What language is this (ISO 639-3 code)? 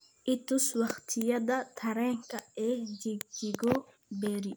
som